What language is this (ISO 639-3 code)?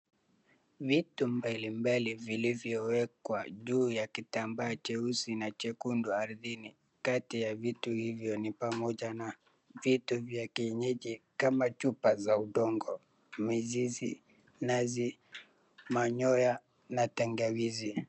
swa